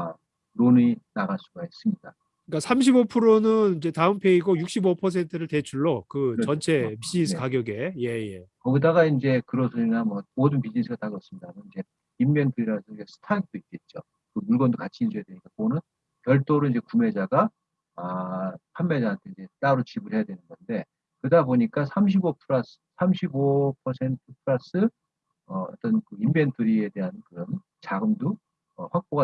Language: Korean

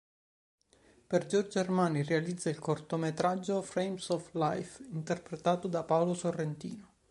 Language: Italian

